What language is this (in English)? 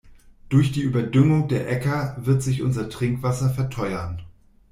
German